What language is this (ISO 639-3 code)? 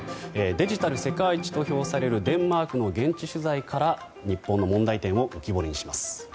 jpn